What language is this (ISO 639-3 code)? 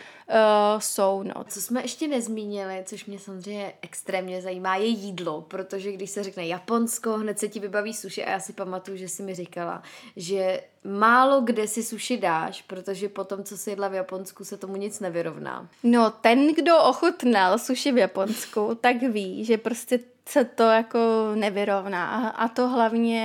ces